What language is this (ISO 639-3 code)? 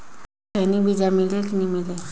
hne